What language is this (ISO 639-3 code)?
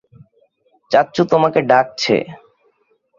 ben